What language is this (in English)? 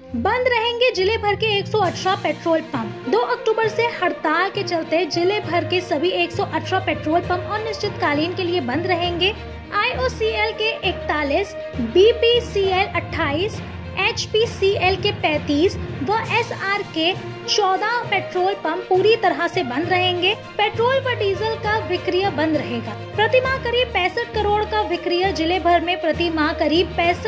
Hindi